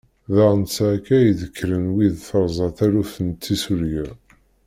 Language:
Kabyle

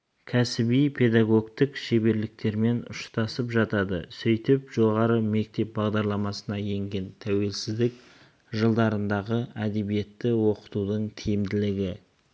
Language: Kazakh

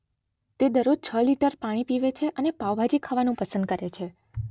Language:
Gujarati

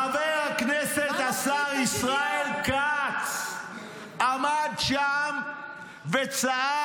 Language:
Hebrew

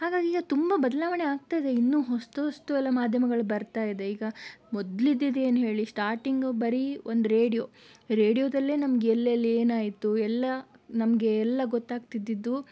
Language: Kannada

